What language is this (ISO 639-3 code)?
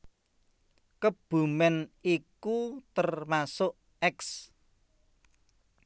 jav